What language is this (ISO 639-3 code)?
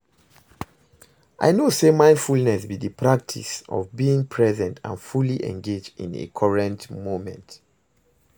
pcm